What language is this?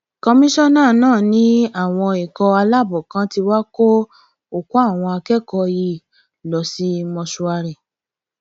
Yoruba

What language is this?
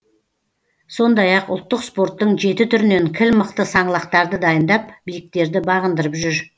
Kazakh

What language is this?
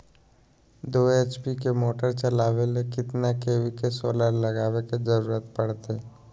Magahi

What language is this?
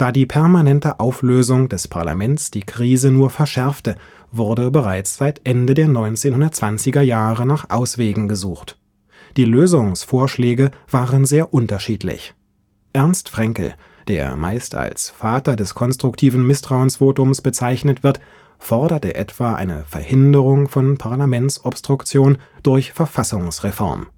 German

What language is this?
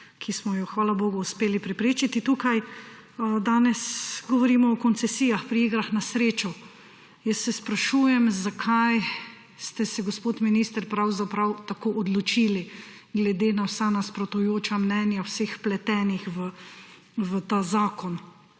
Slovenian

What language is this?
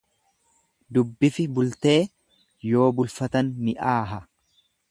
Oromo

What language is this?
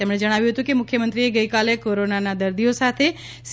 Gujarati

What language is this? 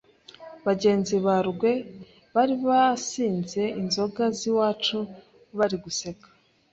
Kinyarwanda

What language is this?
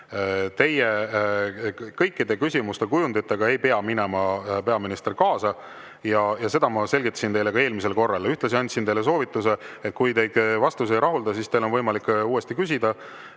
Estonian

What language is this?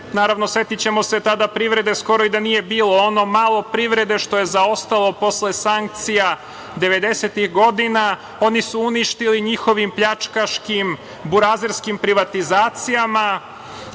Serbian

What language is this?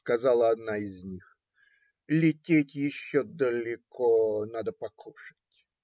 Russian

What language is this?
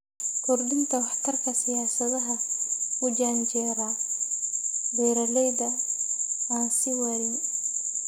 Somali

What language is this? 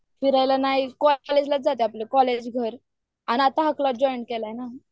Marathi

